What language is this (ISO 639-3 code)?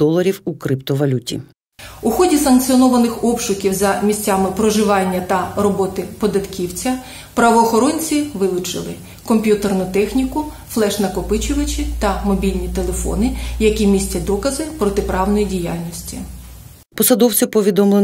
ukr